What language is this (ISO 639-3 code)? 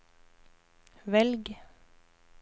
nor